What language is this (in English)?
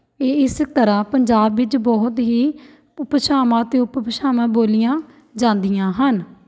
Punjabi